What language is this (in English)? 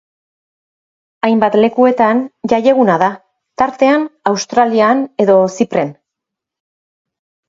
Basque